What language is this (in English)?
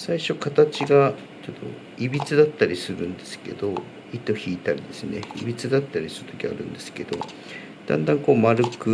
Japanese